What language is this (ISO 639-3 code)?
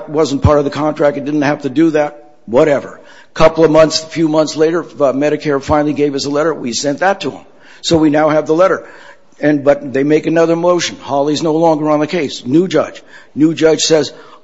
eng